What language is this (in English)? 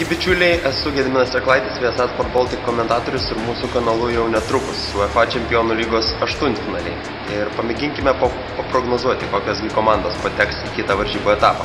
Russian